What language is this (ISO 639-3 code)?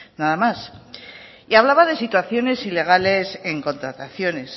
spa